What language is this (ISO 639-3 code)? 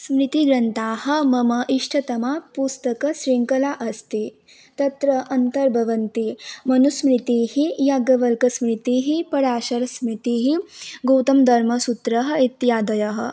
san